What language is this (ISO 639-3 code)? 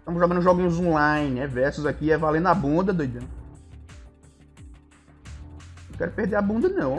por